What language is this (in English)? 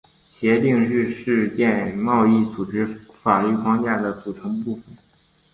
Chinese